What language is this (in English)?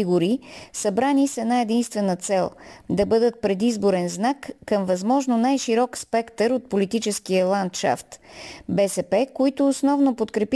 Bulgarian